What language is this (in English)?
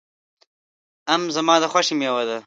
Pashto